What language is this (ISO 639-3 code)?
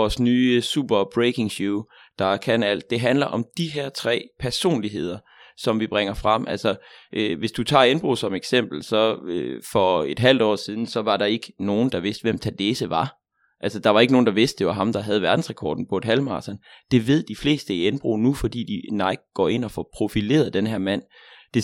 dan